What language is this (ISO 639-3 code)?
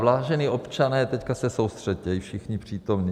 ces